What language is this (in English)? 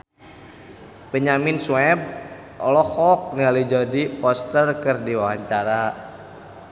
Sundanese